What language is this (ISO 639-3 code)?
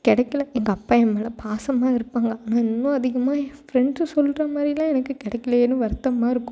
tam